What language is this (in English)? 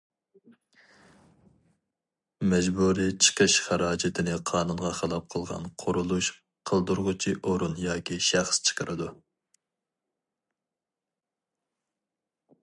Uyghur